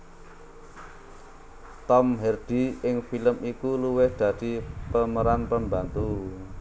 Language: Javanese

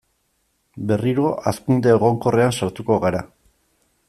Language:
Basque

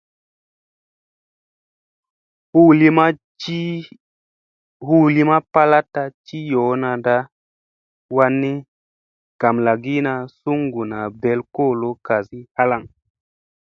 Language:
Musey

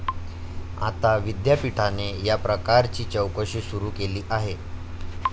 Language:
Marathi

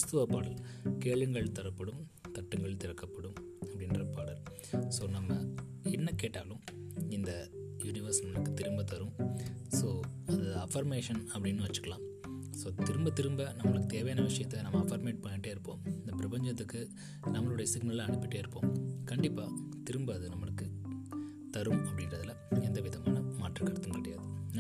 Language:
Tamil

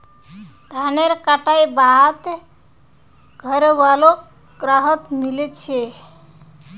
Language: Magahi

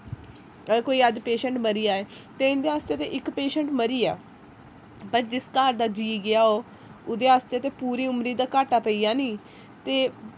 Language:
Dogri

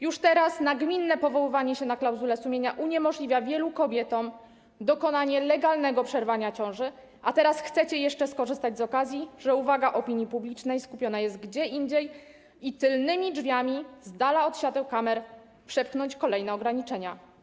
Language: Polish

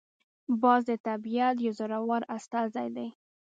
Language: Pashto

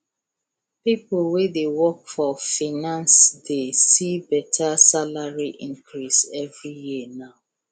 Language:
Nigerian Pidgin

